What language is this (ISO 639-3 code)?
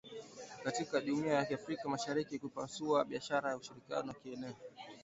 swa